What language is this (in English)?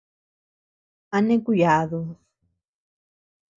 Tepeuxila Cuicatec